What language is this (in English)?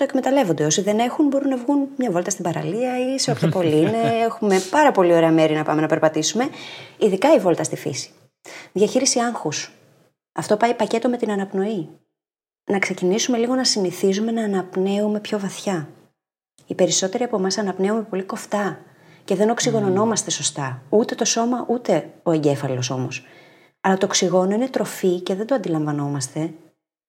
Greek